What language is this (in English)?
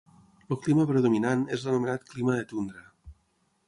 Catalan